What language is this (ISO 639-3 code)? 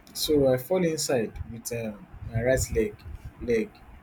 pcm